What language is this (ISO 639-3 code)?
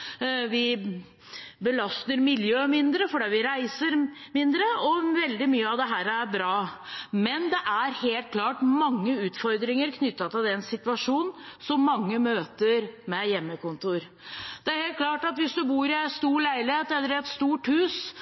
nob